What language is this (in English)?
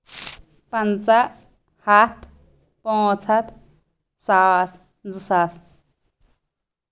Kashmiri